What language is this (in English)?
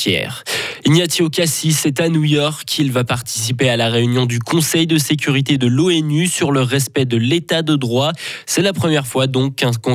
French